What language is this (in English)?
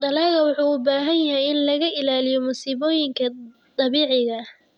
Somali